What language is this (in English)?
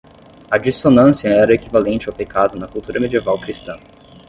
Portuguese